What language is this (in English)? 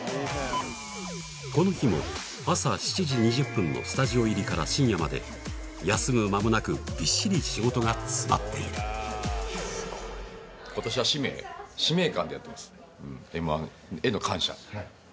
Japanese